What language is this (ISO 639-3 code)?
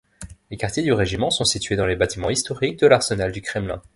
fra